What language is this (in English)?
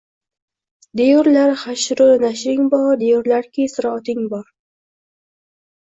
Uzbek